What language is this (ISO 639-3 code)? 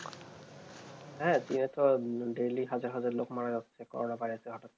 ben